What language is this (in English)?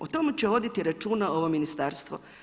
Croatian